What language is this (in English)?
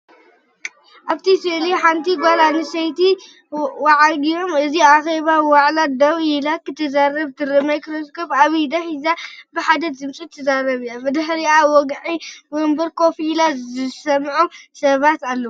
Tigrinya